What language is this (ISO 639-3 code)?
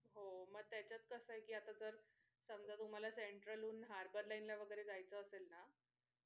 mar